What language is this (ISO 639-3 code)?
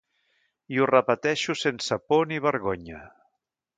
cat